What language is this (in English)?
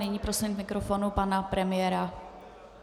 Czech